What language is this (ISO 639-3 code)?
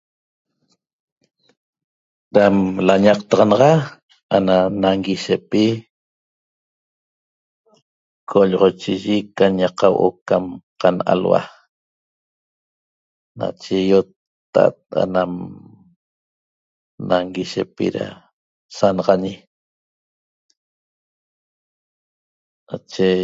tob